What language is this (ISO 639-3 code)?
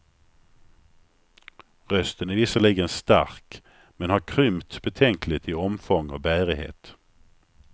swe